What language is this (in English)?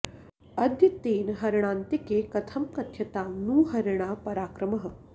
Sanskrit